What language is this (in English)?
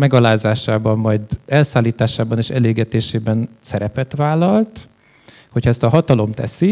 Hungarian